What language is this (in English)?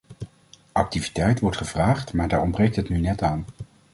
Dutch